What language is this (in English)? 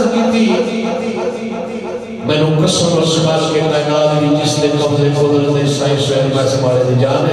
Arabic